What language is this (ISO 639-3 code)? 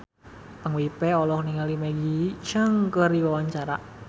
sun